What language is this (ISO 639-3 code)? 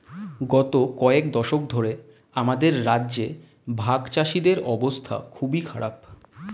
ben